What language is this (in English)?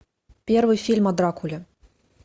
Russian